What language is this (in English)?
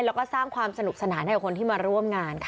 Thai